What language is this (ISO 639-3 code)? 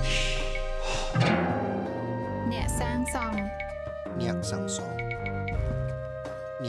eng